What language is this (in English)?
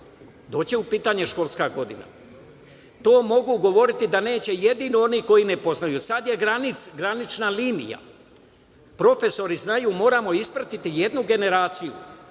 Serbian